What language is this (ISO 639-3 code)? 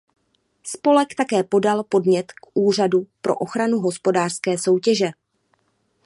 ces